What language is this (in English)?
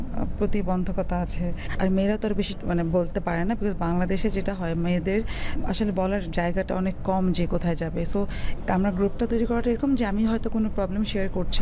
Bangla